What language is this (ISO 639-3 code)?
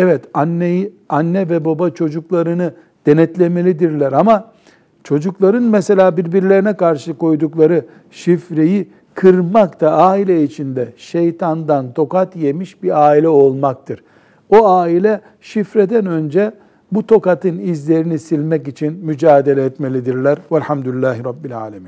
tur